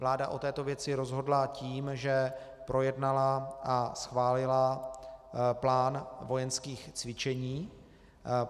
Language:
Czech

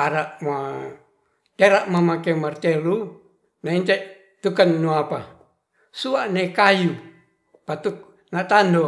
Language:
Ratahan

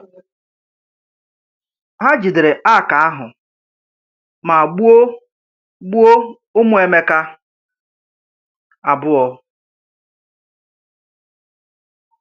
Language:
Igbo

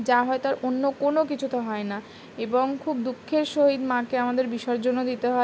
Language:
Bangla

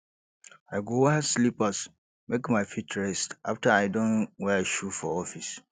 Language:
Nigerian Pidgin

